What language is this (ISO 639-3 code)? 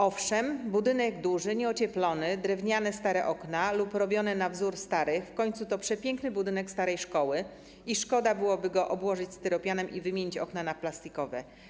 pol